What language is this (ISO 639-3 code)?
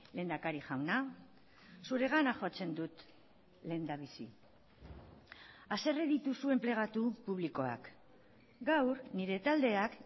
eus